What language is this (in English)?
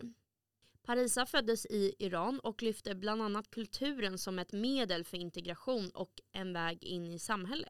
Swedish